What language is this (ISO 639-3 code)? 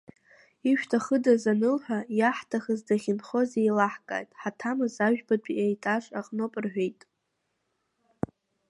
abk